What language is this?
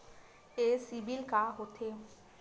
Chhattisgarhi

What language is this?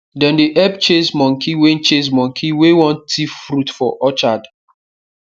Nigerian Pidgin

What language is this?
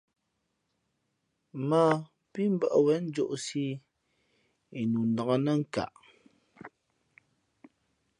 Fe'fe'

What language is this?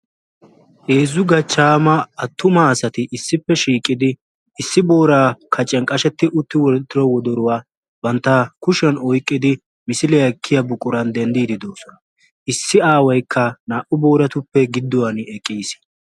Wolaytta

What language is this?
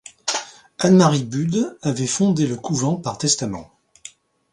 French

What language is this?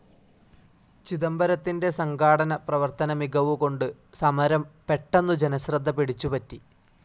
Malayalam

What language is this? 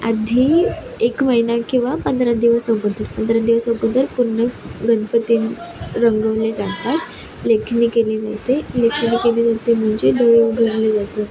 Marathi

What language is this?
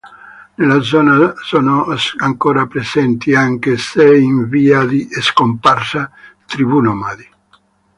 Italian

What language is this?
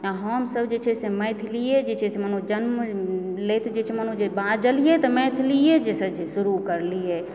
Maithili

